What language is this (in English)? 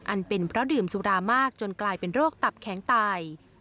Thai